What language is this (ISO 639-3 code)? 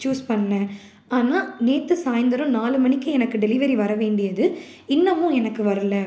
tam